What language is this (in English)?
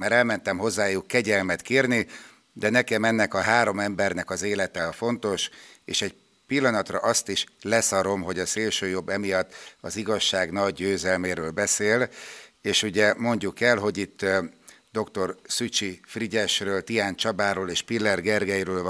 Hungarian